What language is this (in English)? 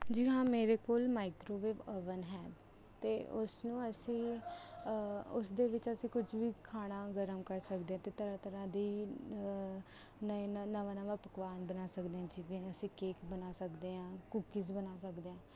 Punjabi